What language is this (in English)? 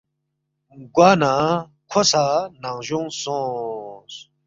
Balti